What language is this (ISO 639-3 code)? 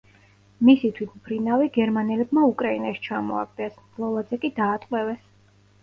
kat